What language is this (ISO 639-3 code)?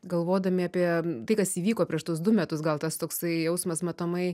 lit